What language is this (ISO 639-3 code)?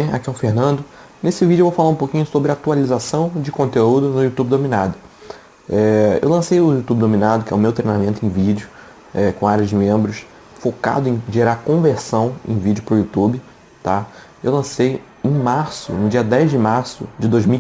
por